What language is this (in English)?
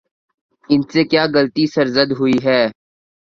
Urdu